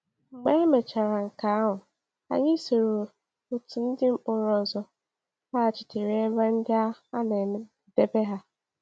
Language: Igbo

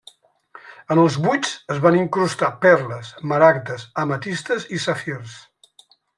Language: Catalan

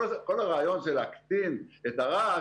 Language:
Hebrew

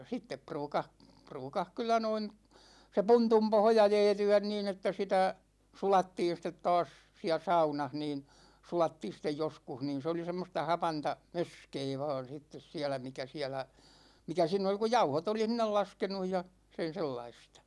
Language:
Finnish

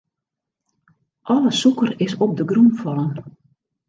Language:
Western Frisian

